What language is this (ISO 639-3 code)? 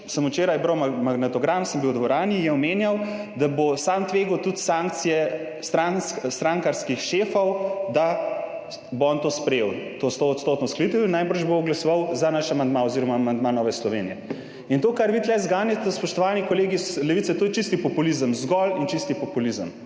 slv